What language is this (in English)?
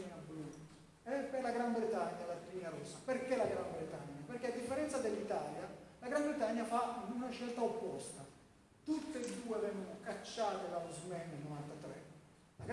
Italian